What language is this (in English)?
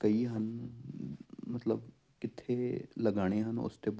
Punjabi